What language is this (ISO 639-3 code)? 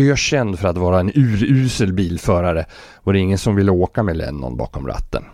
swe